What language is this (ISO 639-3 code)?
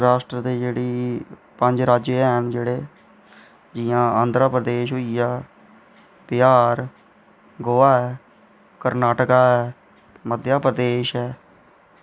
doi